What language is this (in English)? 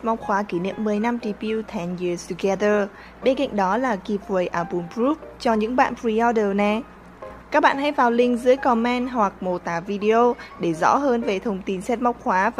Vietnamese